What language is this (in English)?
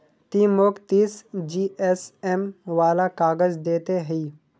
Magahi